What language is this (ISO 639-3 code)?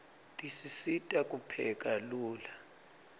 ssw